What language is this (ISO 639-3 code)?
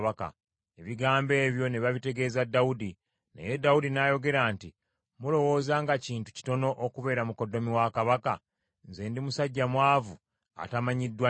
lug